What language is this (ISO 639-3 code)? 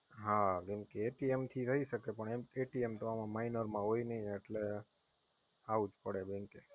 guj